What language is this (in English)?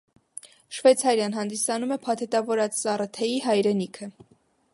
Armenian